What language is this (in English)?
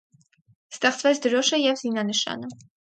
Armenian